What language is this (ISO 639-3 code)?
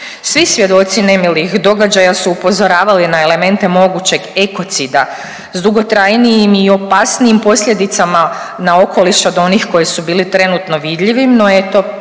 hrv